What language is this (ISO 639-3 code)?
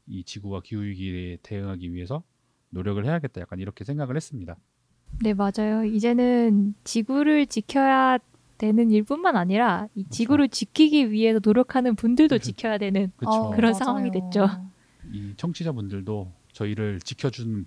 kor